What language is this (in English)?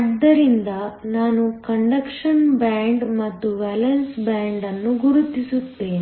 Kannada